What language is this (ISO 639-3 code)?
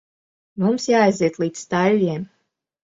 lav